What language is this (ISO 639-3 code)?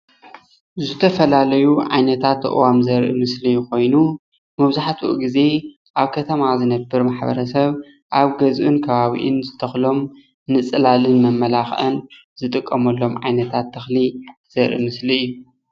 tir